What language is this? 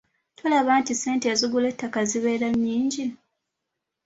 Ganda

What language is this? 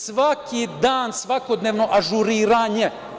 Serbian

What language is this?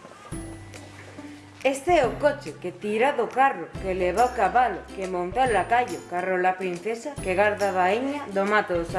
Spanish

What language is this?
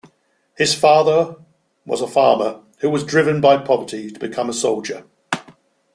English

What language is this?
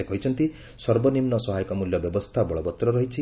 Odia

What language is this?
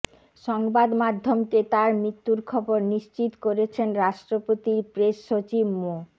Bangla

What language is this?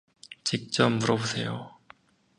Korean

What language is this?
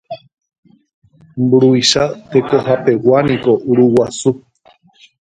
Guarani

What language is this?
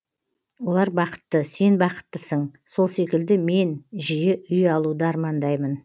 Kazakh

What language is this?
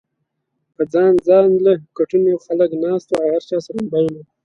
Pashto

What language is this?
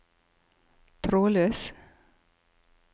Norwegian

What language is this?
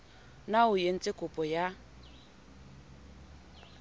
Southern Sotho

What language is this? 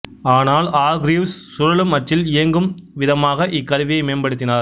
Tamil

